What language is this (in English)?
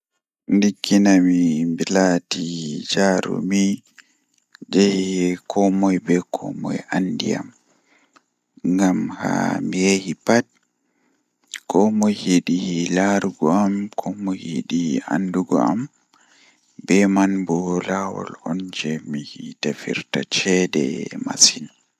Fula